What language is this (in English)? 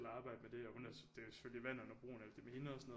Danish